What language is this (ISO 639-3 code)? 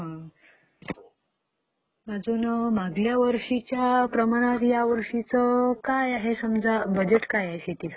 mar